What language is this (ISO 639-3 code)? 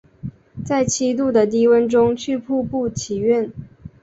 zho